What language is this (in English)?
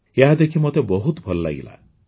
Odia